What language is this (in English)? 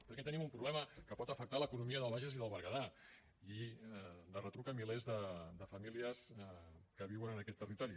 Catalan